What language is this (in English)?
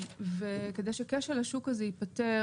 Hebrew